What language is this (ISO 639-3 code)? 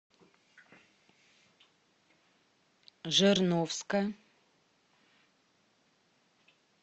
rus